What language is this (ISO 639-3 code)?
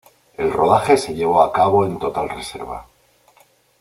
spa